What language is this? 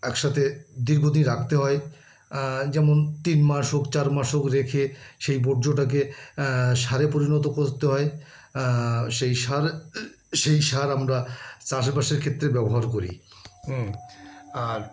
Bangla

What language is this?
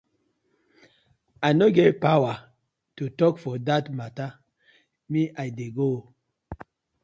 Nigerian Pidgin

